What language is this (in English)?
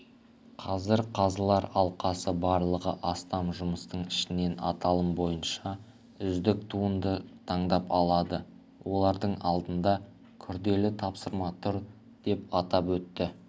Kazakh